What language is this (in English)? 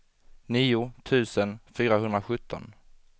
Swedish